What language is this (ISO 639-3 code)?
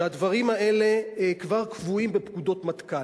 heb